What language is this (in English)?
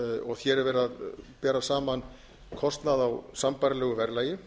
Icelandic